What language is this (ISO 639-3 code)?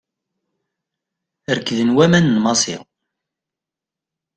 kab